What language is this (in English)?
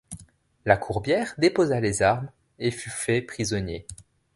French